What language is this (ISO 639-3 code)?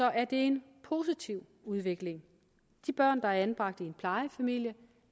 dan